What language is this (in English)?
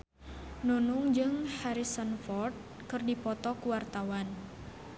Sundanese